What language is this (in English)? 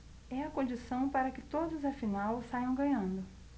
Portuguese